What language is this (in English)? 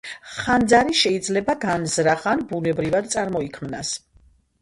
Georgian